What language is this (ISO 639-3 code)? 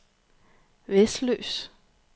dan